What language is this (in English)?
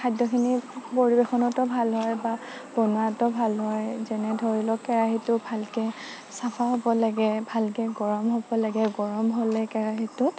Assamese